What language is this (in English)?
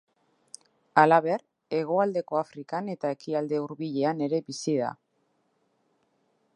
Basque